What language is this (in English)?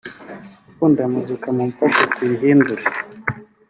Kinyarwanda